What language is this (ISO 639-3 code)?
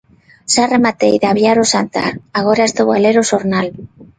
glg